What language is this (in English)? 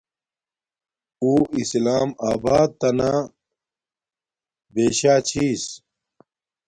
Domaaki